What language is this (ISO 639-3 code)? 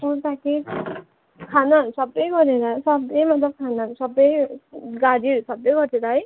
nep